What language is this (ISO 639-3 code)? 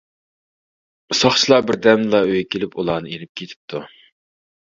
uig